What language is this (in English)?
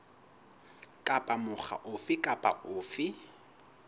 Southern Sotho